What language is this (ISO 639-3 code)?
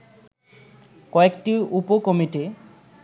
ben